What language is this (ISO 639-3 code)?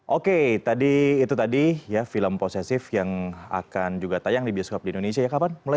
ind